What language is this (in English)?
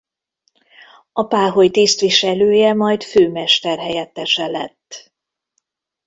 Hungarian